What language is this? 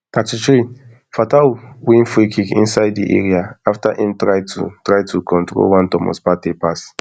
Nigerian Pidgin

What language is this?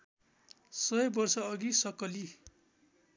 Nepali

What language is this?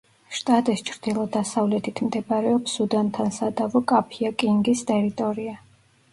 Georgian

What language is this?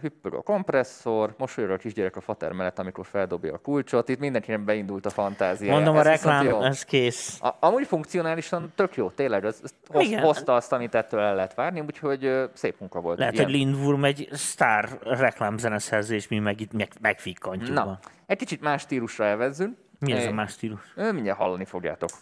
Hungarian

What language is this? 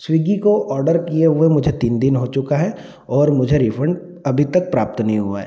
Hindi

